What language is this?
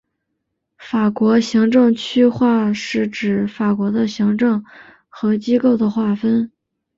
Chinese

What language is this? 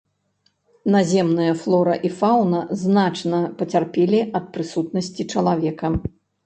Belarusian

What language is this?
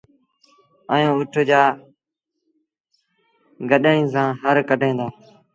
Sindhi Bhil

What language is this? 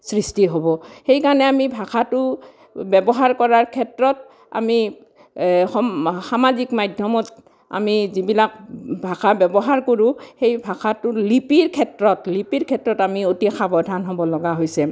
Assamese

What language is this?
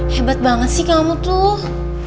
Indonesian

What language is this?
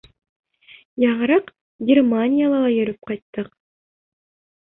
Bashkir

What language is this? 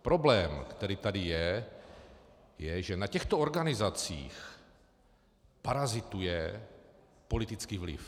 Czech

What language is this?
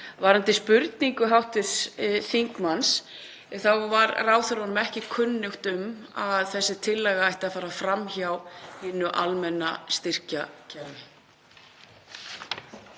Icelandic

